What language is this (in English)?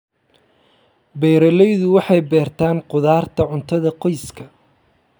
Somali